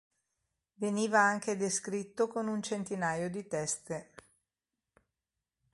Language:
Italian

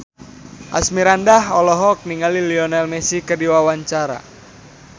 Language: Sundanese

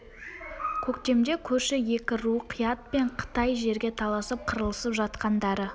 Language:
Kazakh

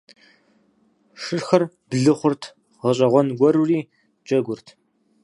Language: Kabardian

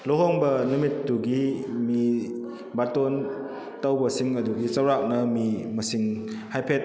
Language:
Manipuri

